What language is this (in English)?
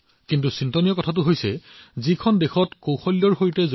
Assamese